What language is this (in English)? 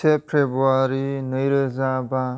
Bodo